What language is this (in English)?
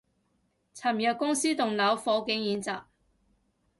Cantonese